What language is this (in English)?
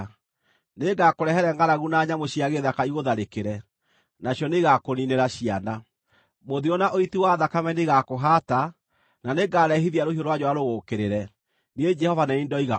Kikuyu